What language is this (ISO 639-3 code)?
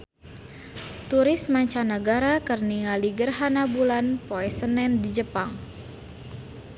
sun